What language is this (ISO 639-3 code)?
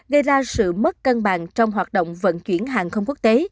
vie